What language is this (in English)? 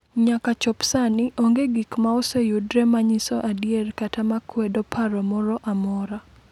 Luo (Kenya and Tanzania)